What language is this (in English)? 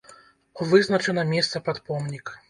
Belarusian